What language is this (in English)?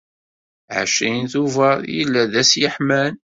Kabyle